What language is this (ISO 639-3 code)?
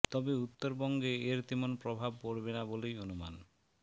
ben